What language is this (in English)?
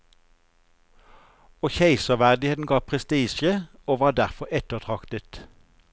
Norwegian